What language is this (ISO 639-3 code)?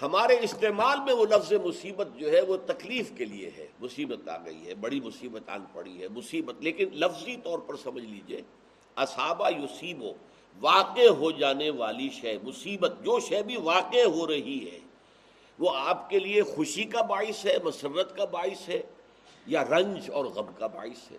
urd